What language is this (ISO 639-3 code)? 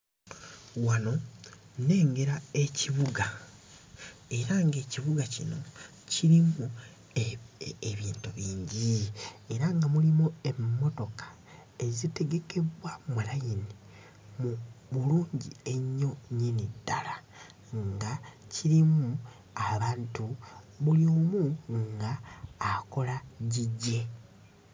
lug